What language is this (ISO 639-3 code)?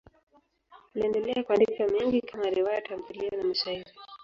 swa